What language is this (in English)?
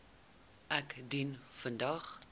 Afrikaans